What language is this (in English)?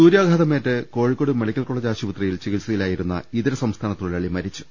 Malayalam